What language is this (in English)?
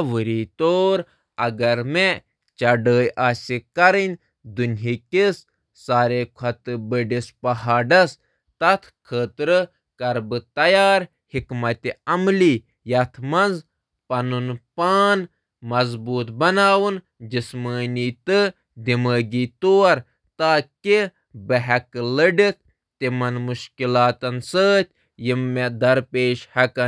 Kashmiri